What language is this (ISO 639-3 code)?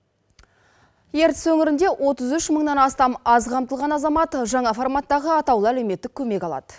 kaz